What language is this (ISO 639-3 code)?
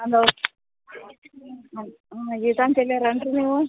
kan